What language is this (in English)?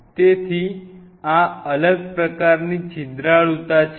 Gujarati